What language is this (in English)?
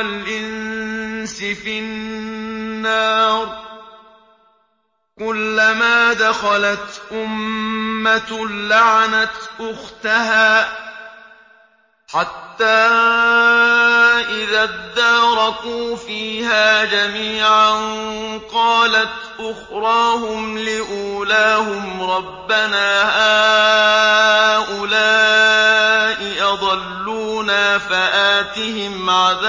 Arabic